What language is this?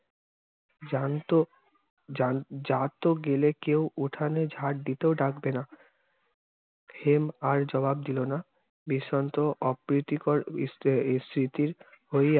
Bangla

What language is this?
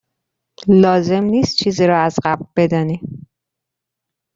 Persian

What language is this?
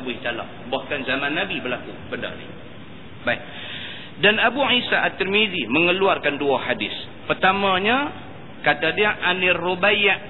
Malay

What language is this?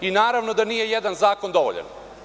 Serbian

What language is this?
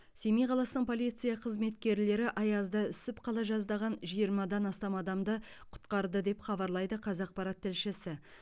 Kazakh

